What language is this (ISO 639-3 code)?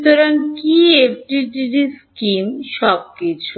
ben